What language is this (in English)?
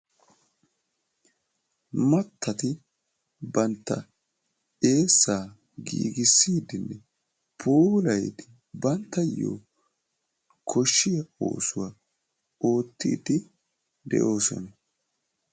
Wolaytta